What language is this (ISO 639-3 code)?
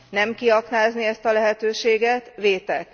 hun